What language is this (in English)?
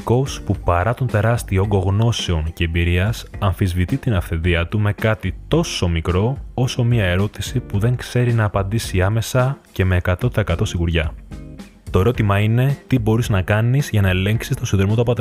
Greek